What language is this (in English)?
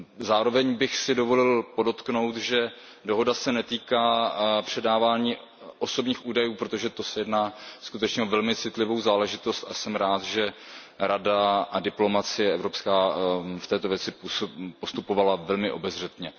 Czech